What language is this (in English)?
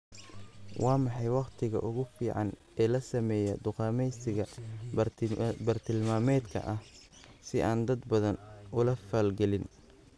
Somali